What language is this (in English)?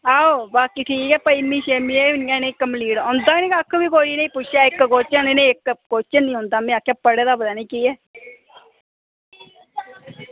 Dogri